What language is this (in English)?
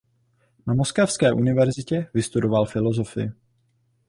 Czech